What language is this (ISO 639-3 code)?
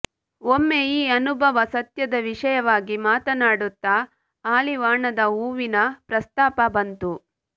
kan